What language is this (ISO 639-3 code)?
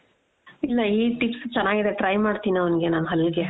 kan